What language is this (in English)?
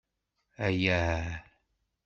Kabyle